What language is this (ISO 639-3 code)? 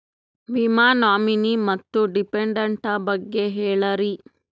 kan